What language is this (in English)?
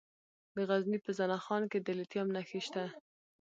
Pashto